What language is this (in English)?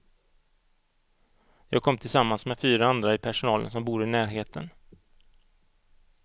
Swedish